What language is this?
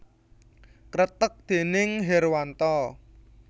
Javanese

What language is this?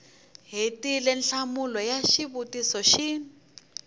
Tsonga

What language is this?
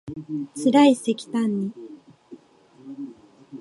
Japanese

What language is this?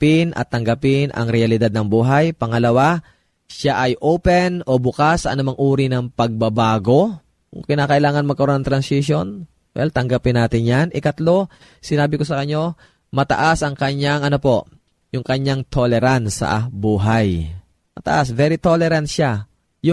Filipino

